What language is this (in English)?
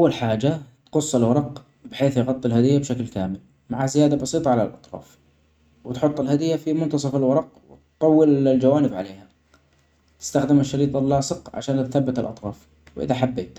Omani Arabic